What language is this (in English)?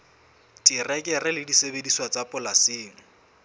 Southern Sotho